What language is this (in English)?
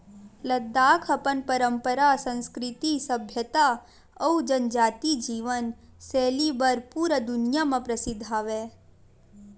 Chhattisgarhi